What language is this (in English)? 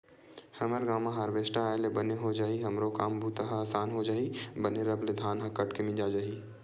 Chhattisgarhi